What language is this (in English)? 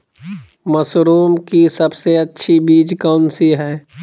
Magahi